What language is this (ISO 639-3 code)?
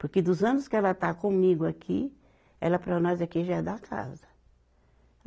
por